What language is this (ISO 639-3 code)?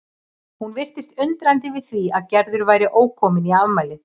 isl